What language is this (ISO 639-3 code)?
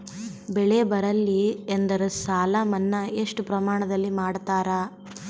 kan